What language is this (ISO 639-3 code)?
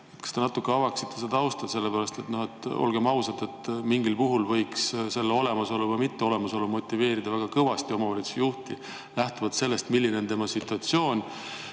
est